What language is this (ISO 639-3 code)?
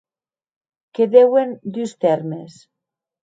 oci